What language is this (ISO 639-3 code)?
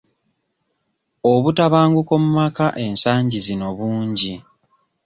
lug